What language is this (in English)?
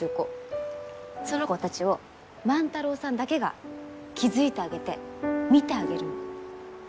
Japanese